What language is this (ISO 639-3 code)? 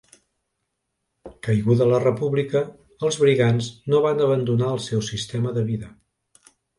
cat